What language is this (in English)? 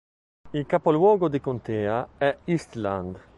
Italian